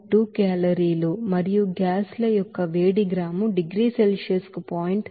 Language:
Telugu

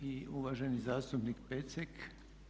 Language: Croatian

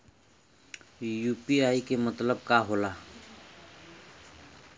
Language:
Bhojpuri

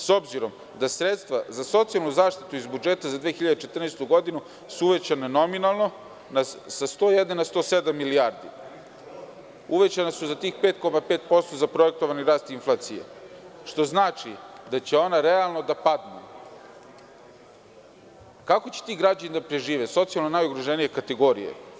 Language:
Serbian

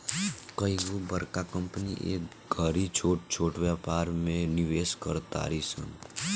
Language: Bhojpuri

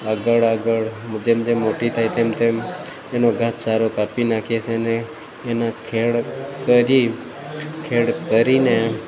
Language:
Gujarati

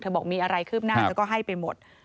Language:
Thai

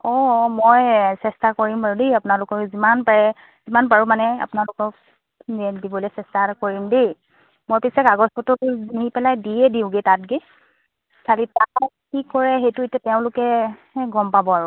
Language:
Assamese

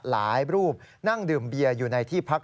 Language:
Thai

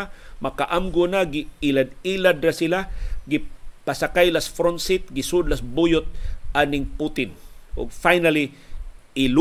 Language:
Filipino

